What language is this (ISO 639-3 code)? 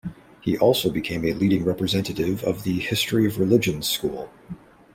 eng